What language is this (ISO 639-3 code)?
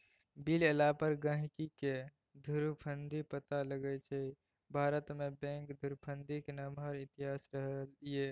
mai